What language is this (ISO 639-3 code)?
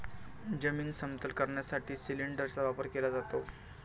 mar